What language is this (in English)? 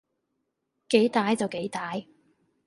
Cantonese